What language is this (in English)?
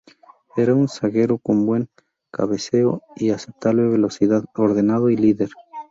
Spanish